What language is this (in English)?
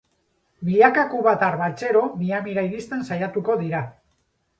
Basque